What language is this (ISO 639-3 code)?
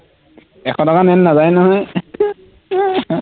asm